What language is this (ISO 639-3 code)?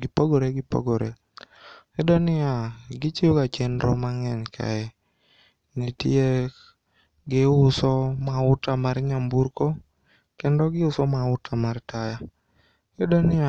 luo